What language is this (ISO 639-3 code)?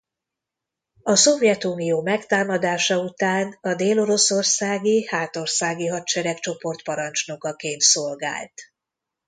hun